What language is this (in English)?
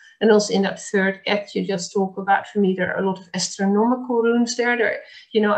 English